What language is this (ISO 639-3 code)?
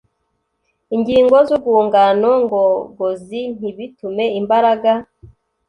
kin